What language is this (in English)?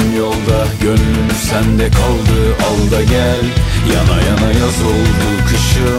Turkish